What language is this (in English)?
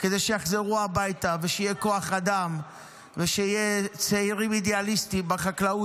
Hebrew